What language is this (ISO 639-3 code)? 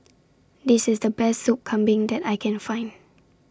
eng